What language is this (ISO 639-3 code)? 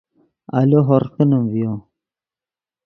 ydg